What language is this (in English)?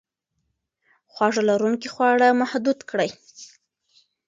Pashto